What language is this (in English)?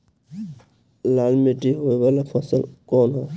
Bhojpuri